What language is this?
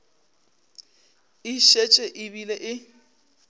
Northern Sotho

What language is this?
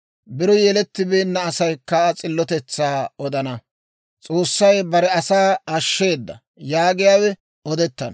Dawro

